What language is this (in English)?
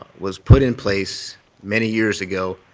English